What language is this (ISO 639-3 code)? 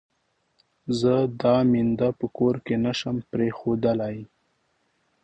pus